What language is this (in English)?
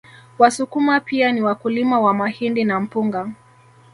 Swahili